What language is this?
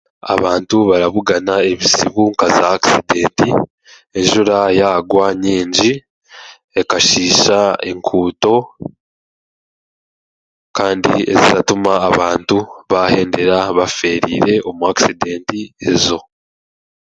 Chiga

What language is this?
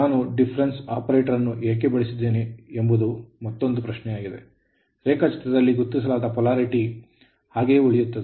Kannada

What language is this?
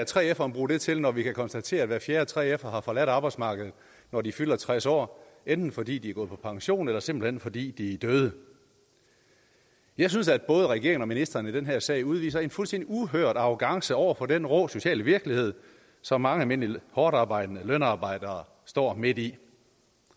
Danish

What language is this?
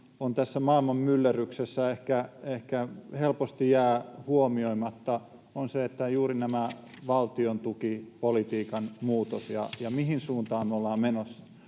Finnish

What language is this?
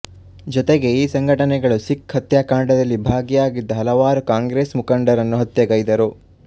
Kannada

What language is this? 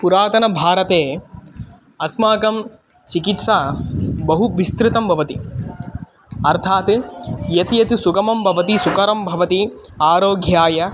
Sanskrit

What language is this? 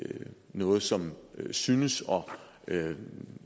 Danish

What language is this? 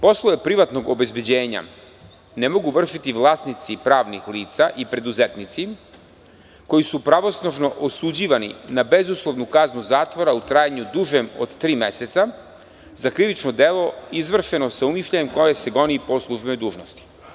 Serbian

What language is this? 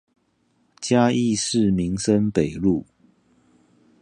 Chinese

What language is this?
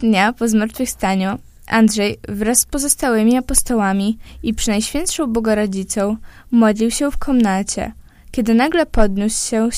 Polish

